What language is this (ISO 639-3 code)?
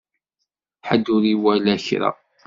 kab